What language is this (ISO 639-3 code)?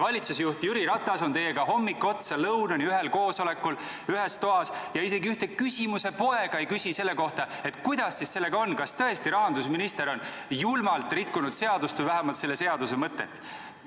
est